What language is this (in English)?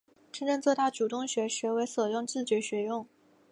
Chinese